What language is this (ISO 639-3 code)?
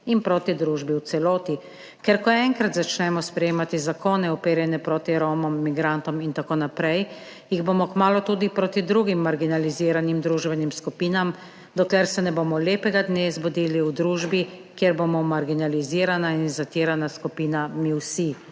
slv